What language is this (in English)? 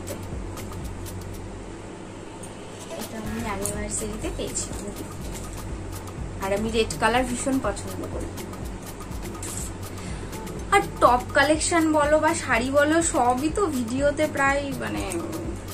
Hindi